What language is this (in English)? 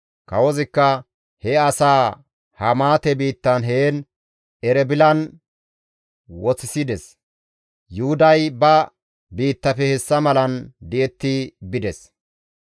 Gamo